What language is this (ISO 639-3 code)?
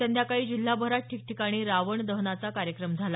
mar